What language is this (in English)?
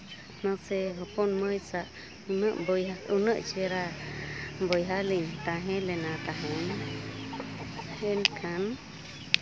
Santali